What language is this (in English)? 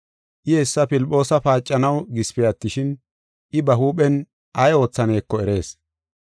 Gofa